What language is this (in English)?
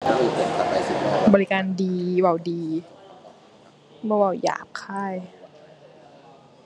Thai